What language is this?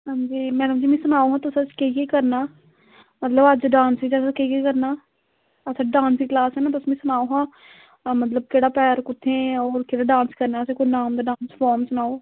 Dogri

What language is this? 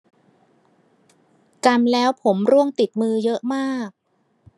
Thai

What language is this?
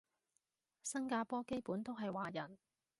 Cantonese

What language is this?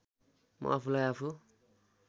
Nepali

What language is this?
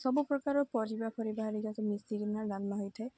Odia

